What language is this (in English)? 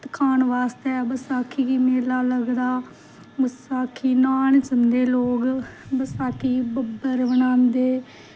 Dogri